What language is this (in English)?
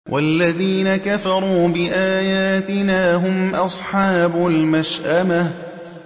Arabic